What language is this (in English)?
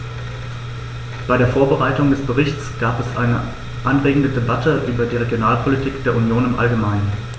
German